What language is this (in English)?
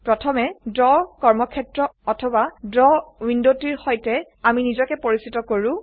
Assamese